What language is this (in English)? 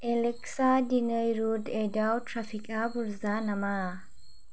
Bodo